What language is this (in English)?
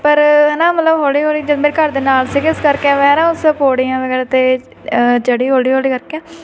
Punjabi